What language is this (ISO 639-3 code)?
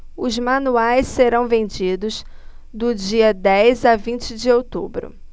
por